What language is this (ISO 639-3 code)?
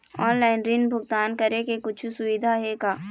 hne